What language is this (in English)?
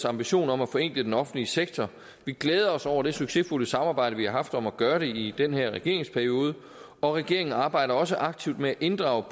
Danish